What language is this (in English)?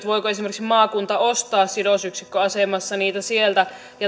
Finnish